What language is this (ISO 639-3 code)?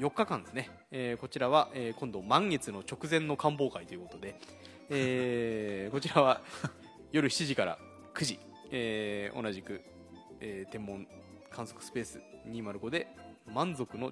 jpn